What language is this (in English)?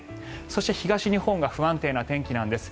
Japanese